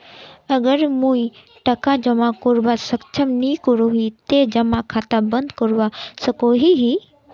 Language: Magahi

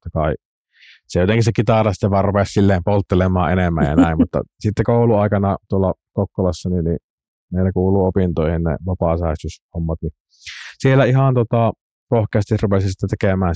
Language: Finnish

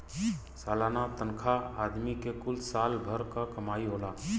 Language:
Bhojpuri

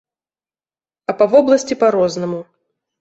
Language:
Belarusian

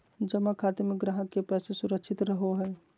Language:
Magahi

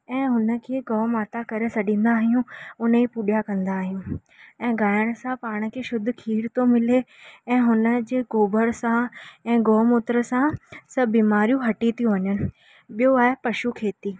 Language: Sindhi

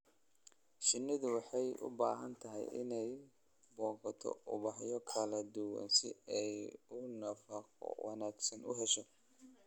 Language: Somali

